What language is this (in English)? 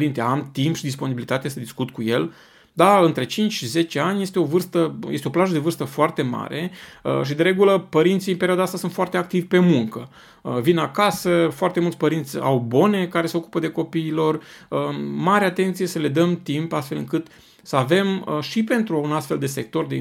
Romanian